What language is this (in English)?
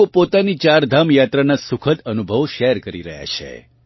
Gujarati